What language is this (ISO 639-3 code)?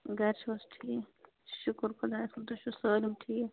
kas